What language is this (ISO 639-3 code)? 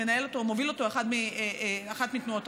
heb